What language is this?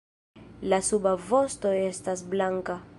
Esperanto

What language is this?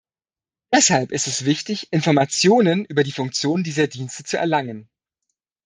German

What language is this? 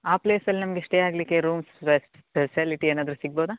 Kannada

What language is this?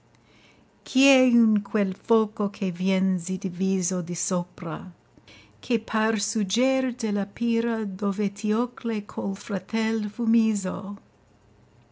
Italian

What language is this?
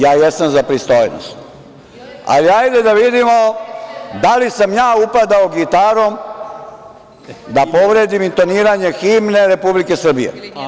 Serbian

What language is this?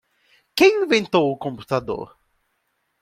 Portuguese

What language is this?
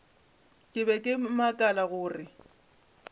Northern Sotho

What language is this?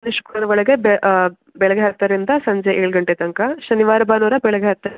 Kannada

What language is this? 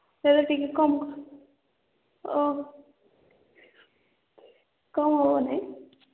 Odia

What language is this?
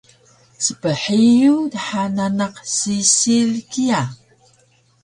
Taroko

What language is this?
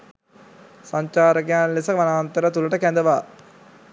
Sinhala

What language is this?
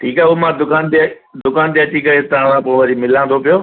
Sindhi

